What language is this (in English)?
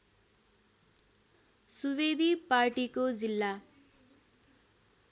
Nepali